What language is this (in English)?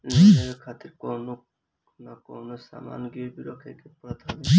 Bhojpuri